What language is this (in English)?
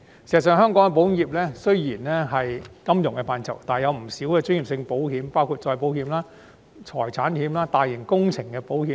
Cantonese